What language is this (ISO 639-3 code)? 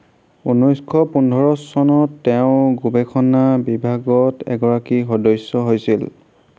asm